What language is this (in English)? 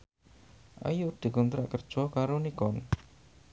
Javanese